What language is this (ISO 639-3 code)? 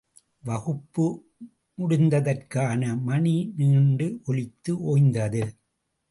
tam